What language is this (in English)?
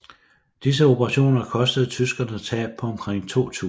Danish